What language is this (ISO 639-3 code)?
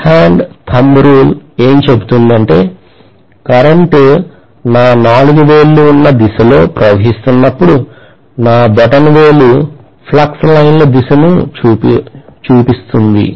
tel